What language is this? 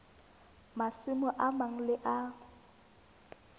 Southern Sotho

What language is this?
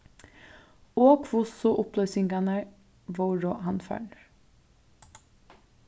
Faroese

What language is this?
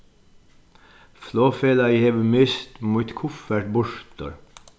Faroese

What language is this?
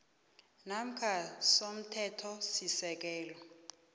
South Ndebele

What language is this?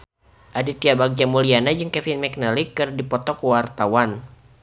Sundanese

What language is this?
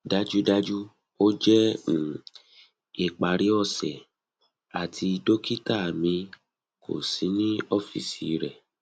Yoruba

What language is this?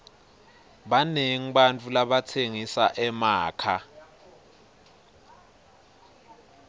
Swati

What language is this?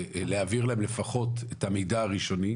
Hebrew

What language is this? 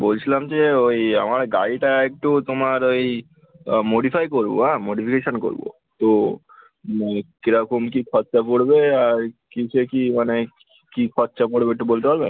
Bangla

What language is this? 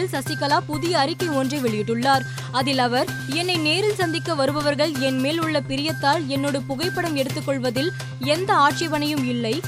Tamil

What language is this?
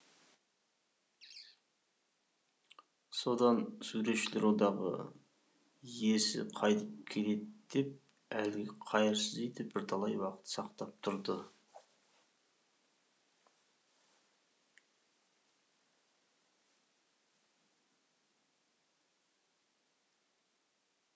Kazakh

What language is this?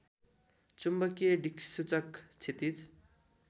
Nepali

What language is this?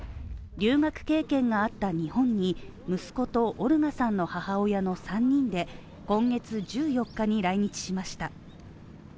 Japanese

